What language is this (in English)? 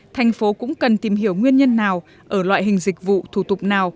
Vietnamese